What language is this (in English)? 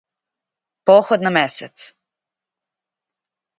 Serbian